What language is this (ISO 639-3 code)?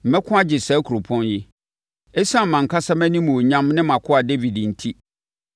aka